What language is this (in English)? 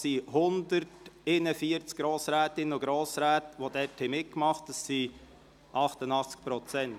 Swiss German